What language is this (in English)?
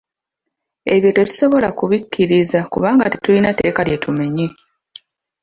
Ganda